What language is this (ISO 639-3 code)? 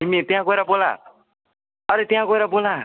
nep